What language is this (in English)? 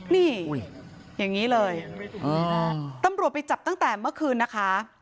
Thai